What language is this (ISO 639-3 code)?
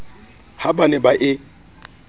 sot